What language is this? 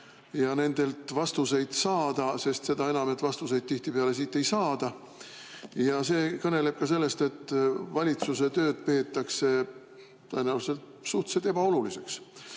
Estonian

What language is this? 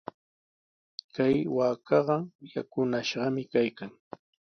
Sihuas Ancash Quechua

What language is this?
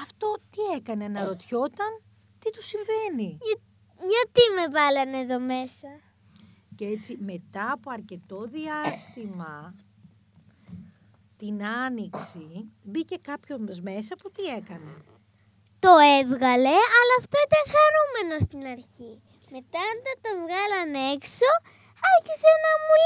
Greek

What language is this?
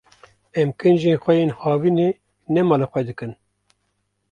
Kurdish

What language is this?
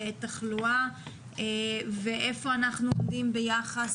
Hebrew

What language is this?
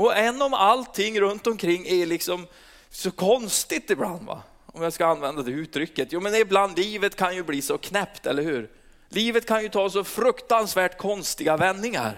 Swedish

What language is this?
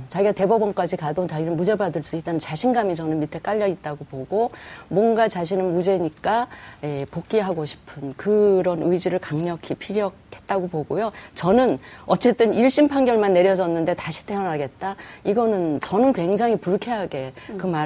Korean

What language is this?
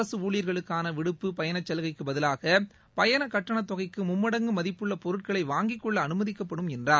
Tamil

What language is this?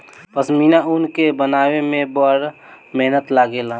Bhojpuri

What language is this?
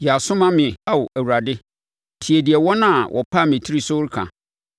Akan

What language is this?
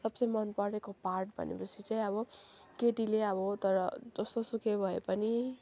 Nepali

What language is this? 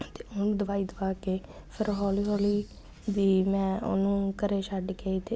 Punjabi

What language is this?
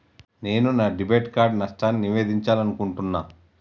Telugu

